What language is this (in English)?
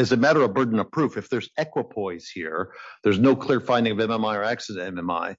English